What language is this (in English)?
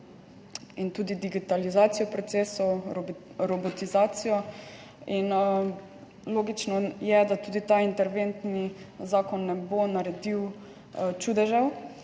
Slovenian